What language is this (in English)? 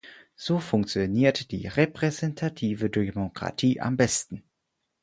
German